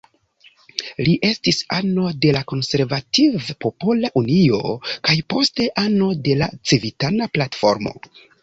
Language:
Esperanto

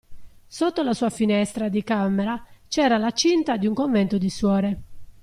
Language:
Italian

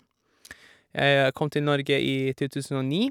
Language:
Norwegian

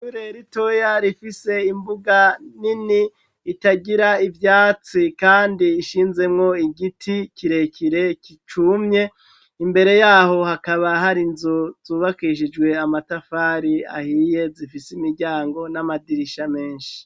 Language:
Rundi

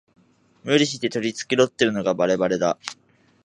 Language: Japanese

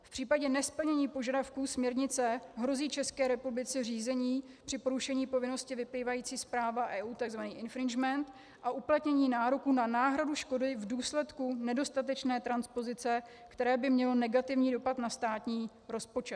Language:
Czech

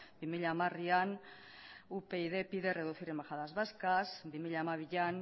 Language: Basque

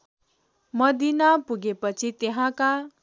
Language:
Nepali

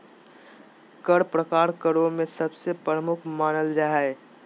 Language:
Magahi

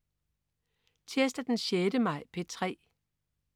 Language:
Danish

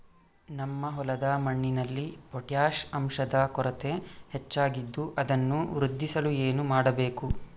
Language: Kannada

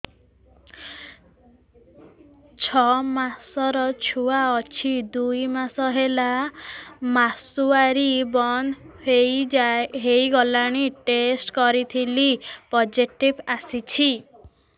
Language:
Odia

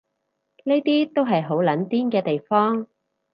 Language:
Cantonese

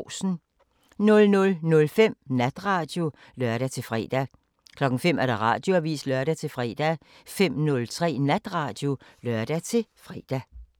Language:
Danish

